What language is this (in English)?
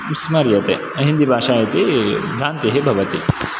Sanskrit